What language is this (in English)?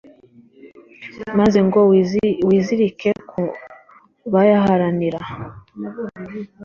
Kinyarwanda